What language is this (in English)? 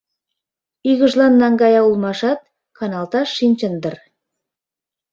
Mari